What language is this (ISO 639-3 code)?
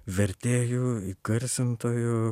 lit